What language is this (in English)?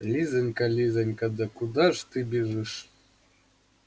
Russian